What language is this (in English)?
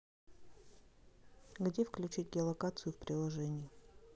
Russian